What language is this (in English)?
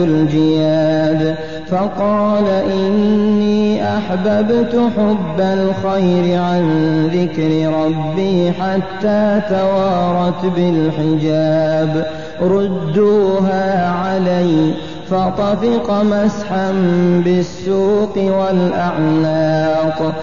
Arabic